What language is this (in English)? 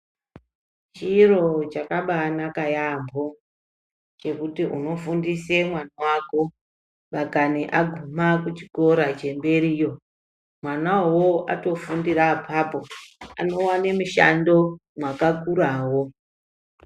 Ndau